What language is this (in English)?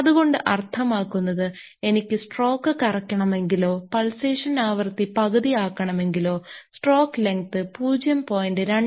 Malayalam